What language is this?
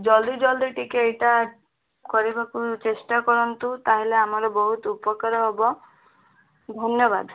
Odia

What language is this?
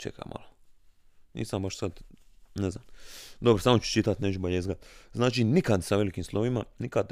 Croatian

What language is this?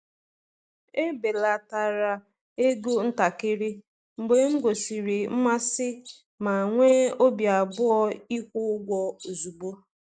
Igbo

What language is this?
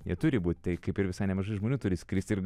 Lithuanian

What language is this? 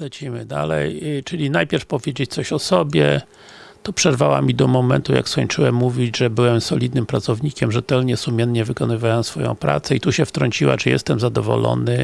Polish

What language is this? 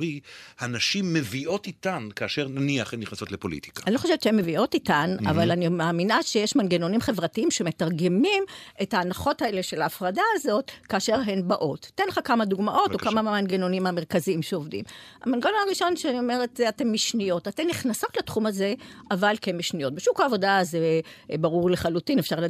Hebrew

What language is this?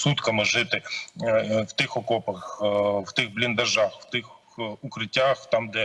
Ukrainian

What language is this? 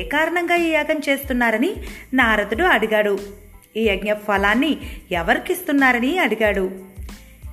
Telugu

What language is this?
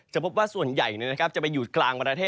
Thai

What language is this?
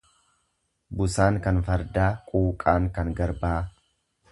Oromo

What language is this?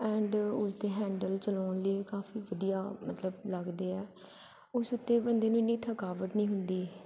Punjabi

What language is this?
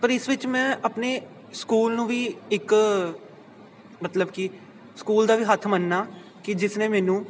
Punjabi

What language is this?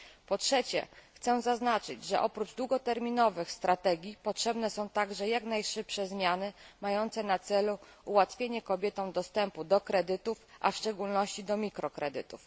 Polish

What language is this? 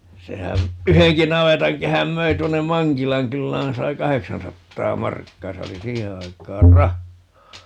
Finnish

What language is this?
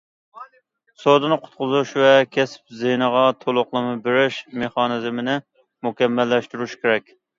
Uyghur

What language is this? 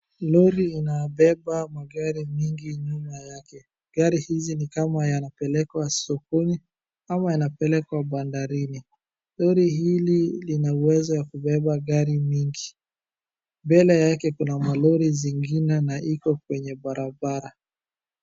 Swahili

